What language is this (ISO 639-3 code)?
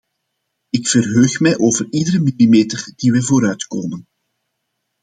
nld